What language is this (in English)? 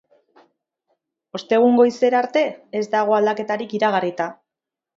Basque